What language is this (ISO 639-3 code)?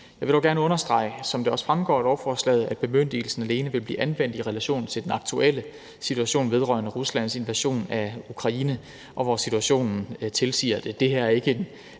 dan